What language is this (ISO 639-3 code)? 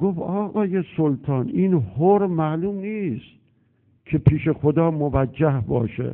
fas